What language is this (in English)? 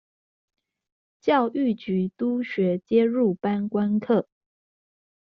Chinese